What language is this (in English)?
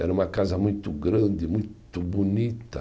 Portuguese